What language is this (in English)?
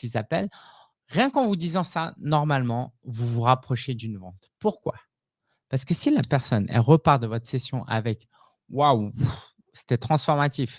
French